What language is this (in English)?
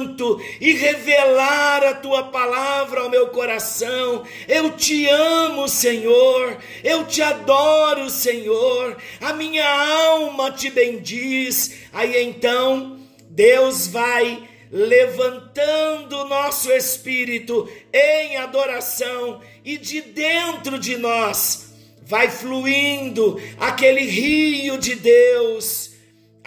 Portuguese